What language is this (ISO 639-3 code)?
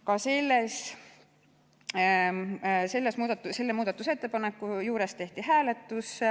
est